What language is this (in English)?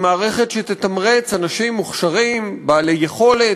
Hebrew